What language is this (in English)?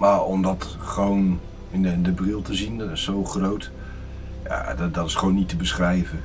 Dutch